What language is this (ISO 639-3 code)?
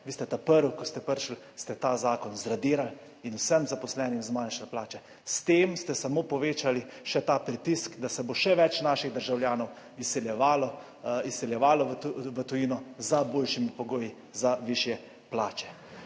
slv